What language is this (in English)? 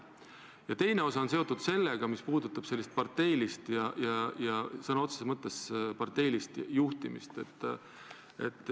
Estonian